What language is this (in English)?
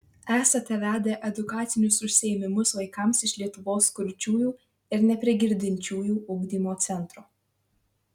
Lithuanian